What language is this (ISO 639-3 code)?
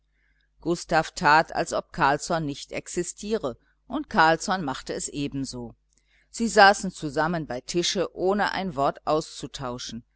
deu